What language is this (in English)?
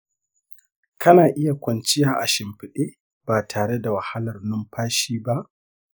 Hausa